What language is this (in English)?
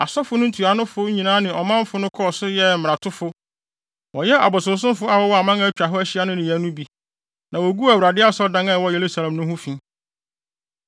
Akan